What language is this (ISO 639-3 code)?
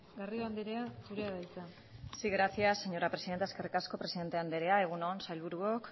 eus